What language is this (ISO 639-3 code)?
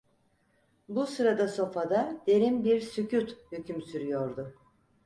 tur